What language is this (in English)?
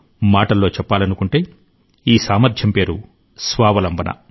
Telugu